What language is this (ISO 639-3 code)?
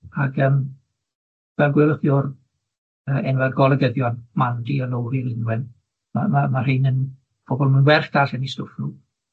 cym